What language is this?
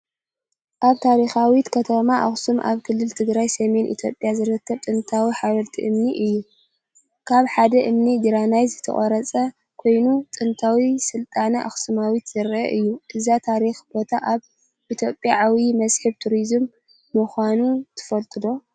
Tigrinya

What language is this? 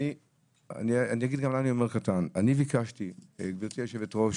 Hebrew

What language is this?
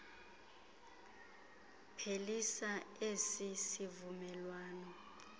Xhosa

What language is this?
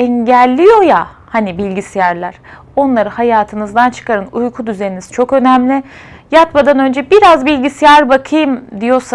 Turkish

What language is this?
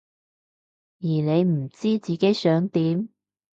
Cantonese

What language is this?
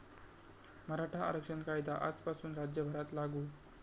Marathi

